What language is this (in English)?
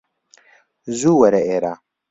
Central Kurdish